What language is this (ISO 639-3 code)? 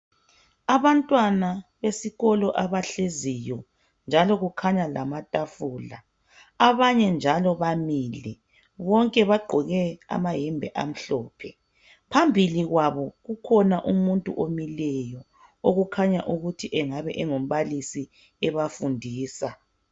nde